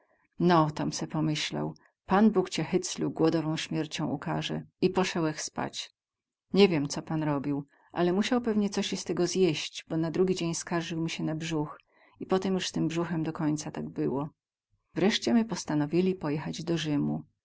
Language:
Polish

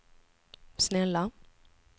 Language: Swedish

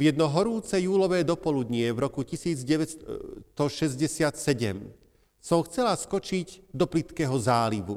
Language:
Slovak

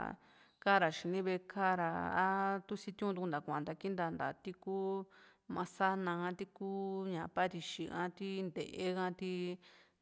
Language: Juxtlahuaca Mixtec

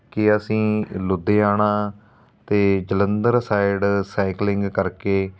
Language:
Punjabi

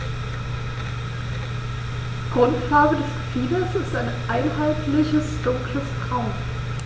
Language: German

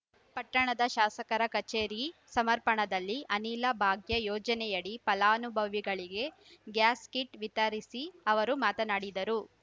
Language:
Kannada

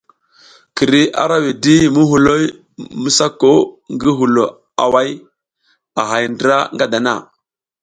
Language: South Giziga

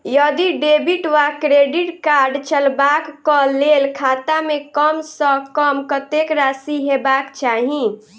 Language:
Maithili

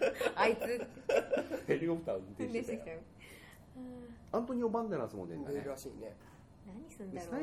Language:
Japanese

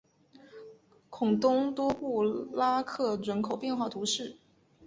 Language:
Chinese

